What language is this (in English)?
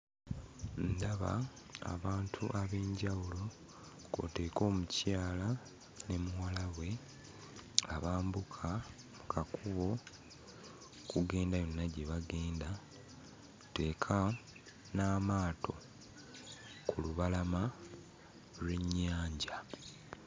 Ganda